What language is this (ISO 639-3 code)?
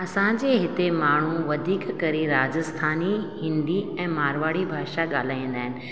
snd